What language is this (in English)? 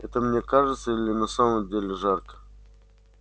Russian